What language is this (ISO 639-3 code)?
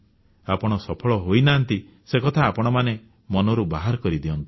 ori